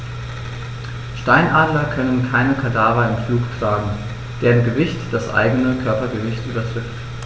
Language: German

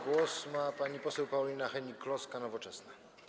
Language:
Polish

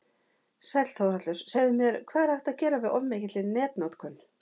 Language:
Icelandic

